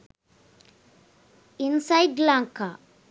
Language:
Sinhala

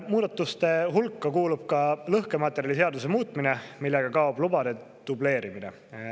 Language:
Estonian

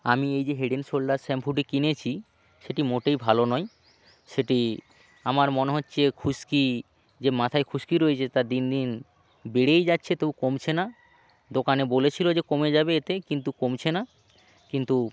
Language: Bangla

